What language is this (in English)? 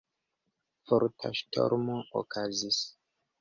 Esperanto